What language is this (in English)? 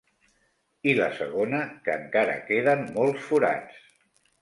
Catalan